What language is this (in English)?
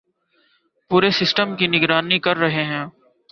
Urdu